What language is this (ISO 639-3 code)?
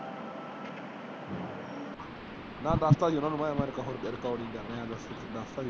pan